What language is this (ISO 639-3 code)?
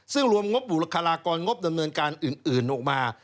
tha